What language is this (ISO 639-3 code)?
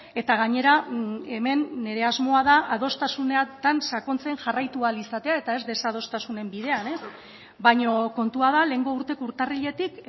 eus